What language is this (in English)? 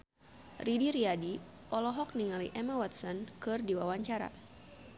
Sundanese